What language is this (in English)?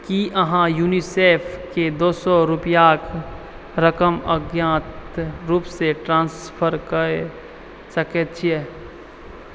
Maithili